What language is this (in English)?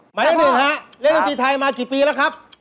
Thai